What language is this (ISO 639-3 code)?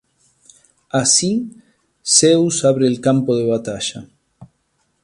spa